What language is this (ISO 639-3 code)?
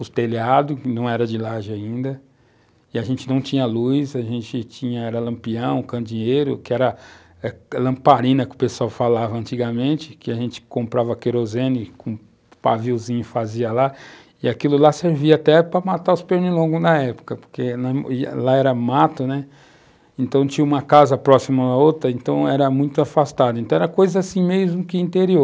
por